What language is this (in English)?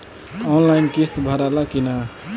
Bhojpuri